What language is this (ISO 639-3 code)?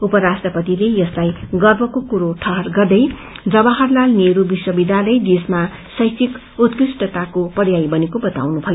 nep